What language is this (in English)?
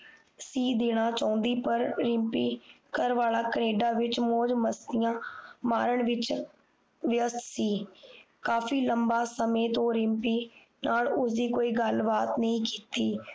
Punjabi